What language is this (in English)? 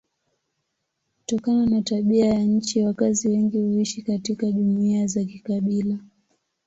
Swahili